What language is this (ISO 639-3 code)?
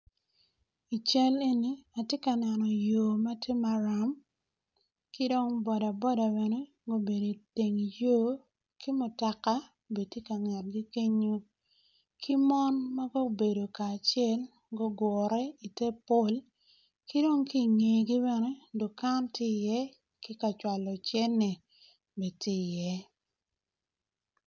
ach